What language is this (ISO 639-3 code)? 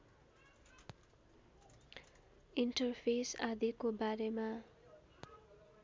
nep